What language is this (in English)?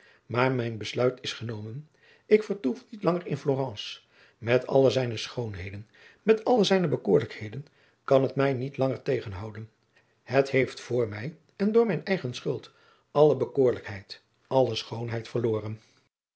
Dutch